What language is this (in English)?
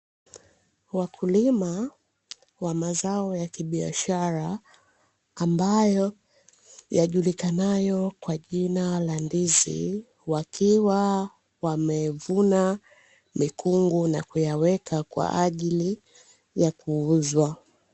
Swahili